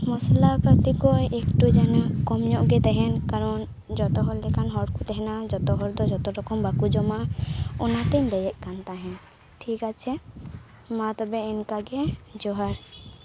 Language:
Santali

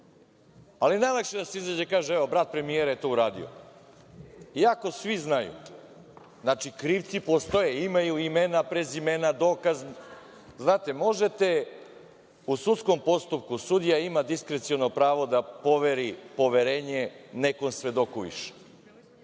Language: Serbian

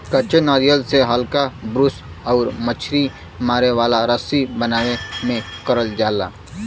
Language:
Bhojpuri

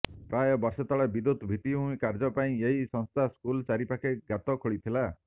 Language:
Odia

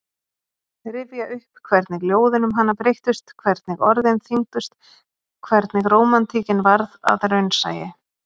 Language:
Icelandic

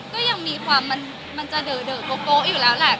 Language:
Thai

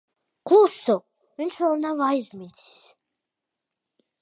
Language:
Latvian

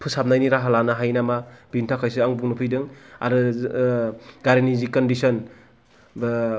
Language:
Bodo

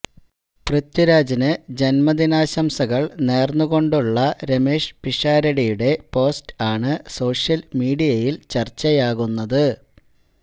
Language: Malayalam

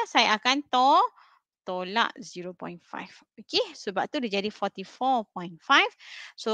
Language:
Malay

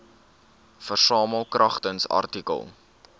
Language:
Afrikaans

